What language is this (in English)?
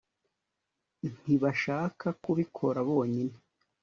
Kinyarwanda